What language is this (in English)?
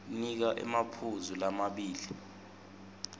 Swati